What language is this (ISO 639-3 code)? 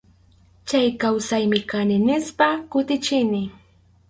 qxu